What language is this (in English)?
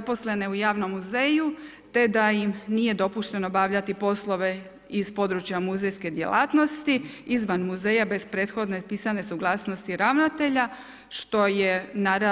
Croatian